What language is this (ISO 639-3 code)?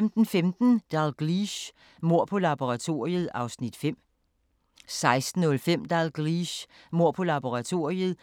dan